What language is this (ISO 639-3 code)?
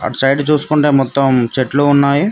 tel